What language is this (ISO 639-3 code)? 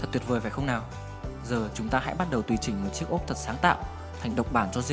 vie